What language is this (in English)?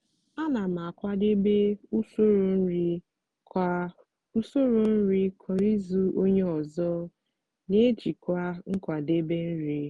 Igbo